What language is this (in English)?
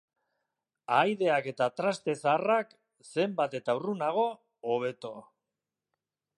Basque